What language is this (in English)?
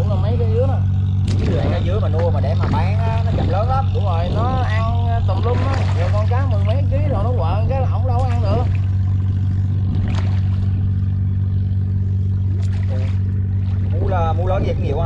Vietnamese